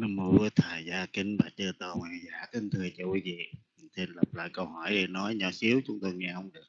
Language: Vietnamese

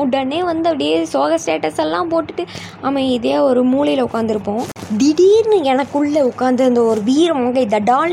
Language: Tamil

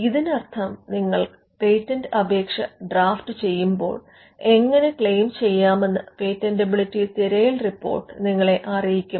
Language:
Malayalam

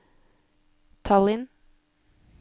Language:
Norwegian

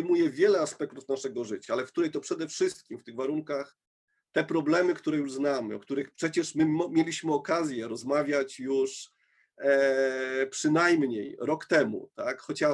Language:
Polish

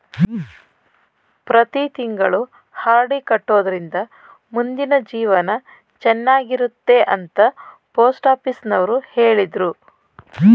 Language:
Kannada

